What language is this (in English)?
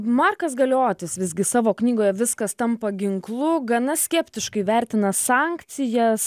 Lithuanian